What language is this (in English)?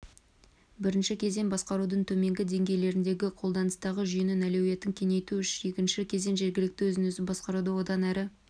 Kazakh